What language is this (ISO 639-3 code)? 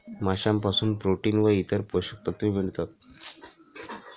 mar